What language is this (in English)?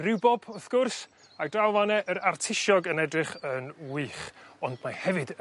Welsh